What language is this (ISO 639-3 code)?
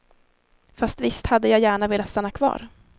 swe